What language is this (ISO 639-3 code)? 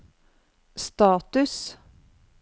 nor